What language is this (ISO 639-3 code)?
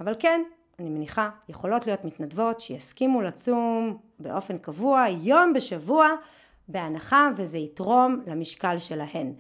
heb